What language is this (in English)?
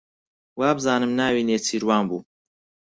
Central Kurdish